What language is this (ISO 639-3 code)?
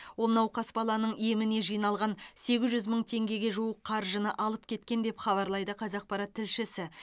kaz